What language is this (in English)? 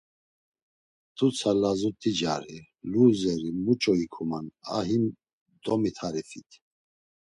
Laz